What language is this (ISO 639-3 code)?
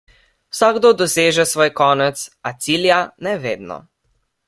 slv